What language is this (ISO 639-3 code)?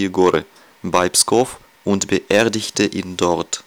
deu